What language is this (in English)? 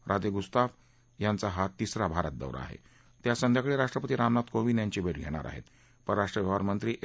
Marathi